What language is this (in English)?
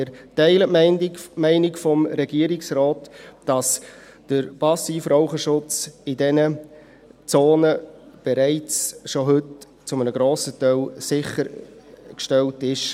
Swiss German